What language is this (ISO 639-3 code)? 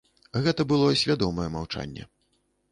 bel